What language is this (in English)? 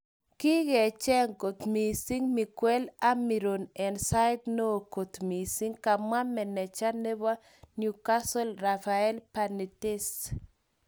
Kalenjin